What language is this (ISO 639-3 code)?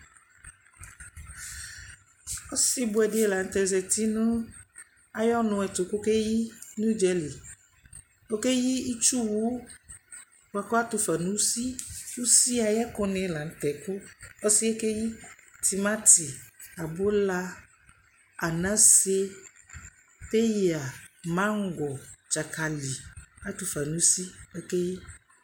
kpo